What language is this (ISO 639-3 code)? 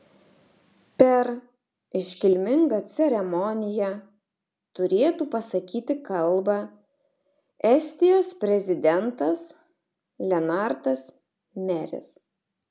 lit